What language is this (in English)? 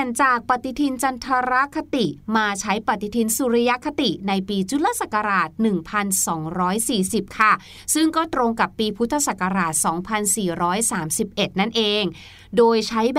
Thai